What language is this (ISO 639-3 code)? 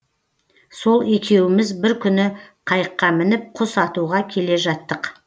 kaz